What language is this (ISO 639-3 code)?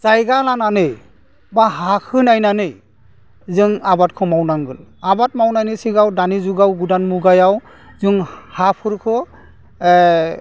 brx